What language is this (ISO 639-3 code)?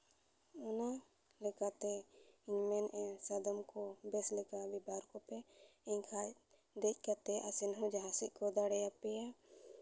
sat